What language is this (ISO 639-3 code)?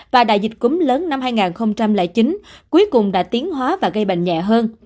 vie